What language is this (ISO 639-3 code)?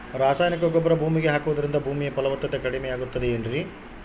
kan